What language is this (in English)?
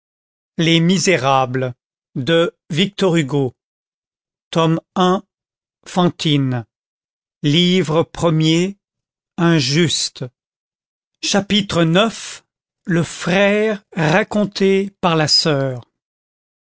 French